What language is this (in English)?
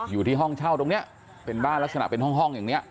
Thai